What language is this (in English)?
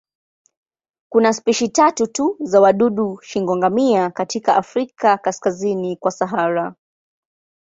Swahili